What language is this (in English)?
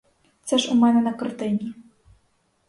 Ukrainian